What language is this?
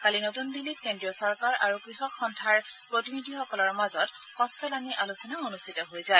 Assamese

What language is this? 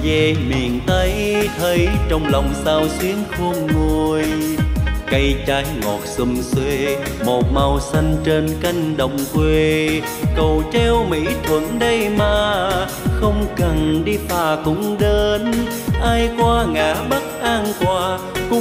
Vietnamese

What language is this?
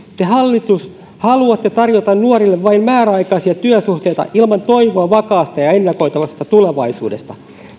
Finnish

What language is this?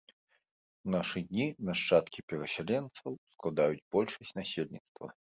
Belarusian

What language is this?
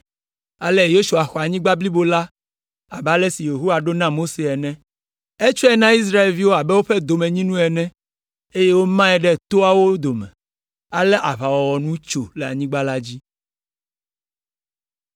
Ewe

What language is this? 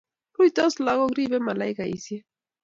Kalenjin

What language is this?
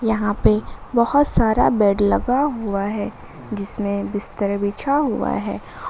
Hindi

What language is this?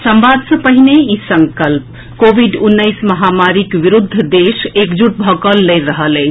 Maithili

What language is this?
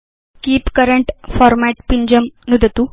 Sanskrit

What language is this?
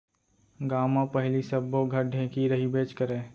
Chhattisgarhi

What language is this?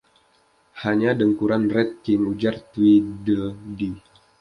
Indonesian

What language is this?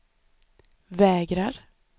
Swedish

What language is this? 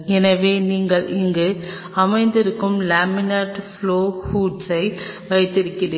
Tamil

